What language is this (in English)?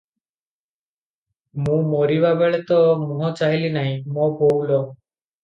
Odia